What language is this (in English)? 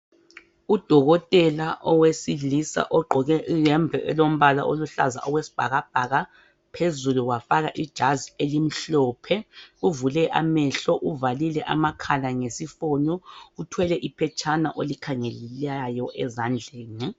North Ndebele